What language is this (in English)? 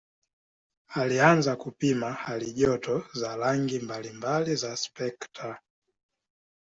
Swahili